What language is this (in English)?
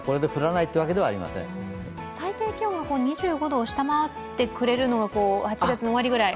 Japanese